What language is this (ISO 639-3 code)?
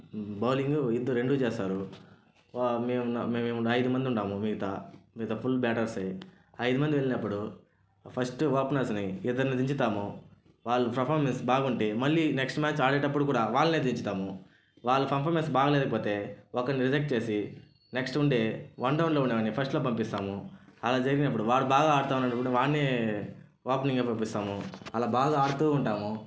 tel